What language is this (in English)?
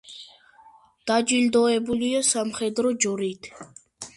Georgian